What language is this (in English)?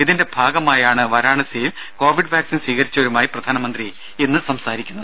Malayalam